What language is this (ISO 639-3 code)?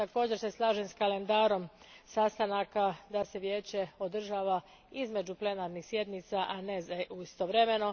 hrv